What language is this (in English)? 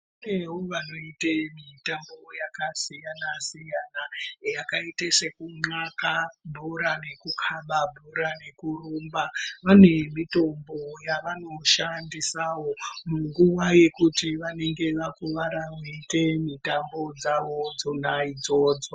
Ndau